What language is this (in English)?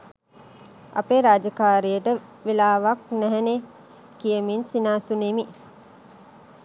Sinhala